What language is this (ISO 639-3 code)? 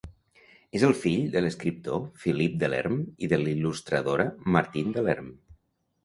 cat